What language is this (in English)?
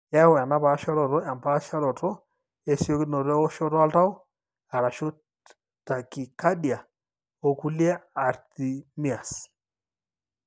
Masai